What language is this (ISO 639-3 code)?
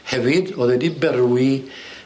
cym